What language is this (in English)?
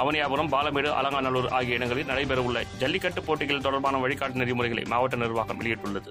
Tamil